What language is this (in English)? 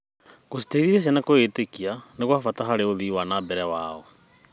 Kikuyu